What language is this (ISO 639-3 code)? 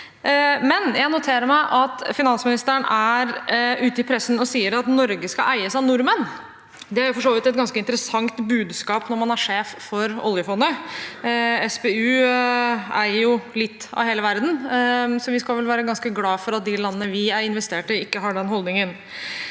nor